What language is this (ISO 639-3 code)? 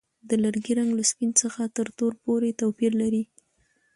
pus